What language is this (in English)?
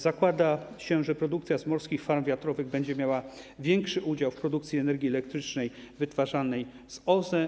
Polish